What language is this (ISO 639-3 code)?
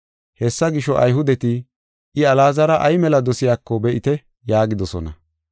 gof